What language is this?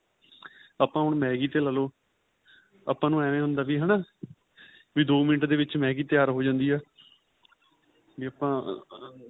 Punjabi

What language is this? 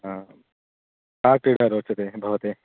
Sanskrit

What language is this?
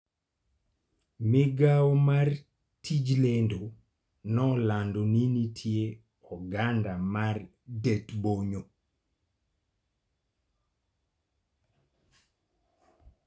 Luo (Kenya and Tanzania)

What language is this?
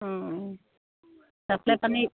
Assamese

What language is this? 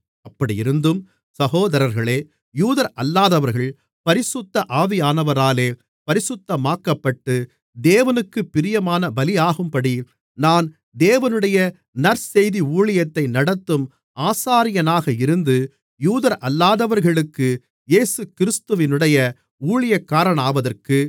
Tamil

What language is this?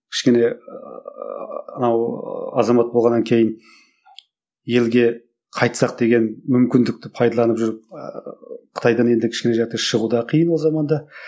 Kazakh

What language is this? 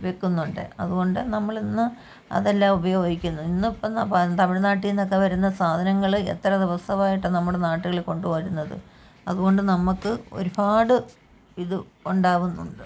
Malayalam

